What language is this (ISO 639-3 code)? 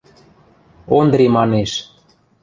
mrj